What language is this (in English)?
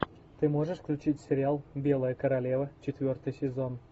Russian